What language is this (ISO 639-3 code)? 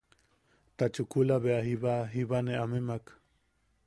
yaq